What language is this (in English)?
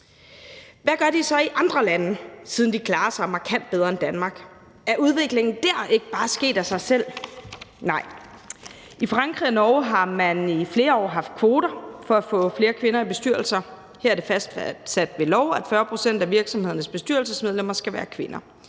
Danish